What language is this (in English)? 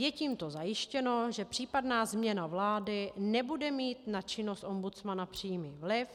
Czech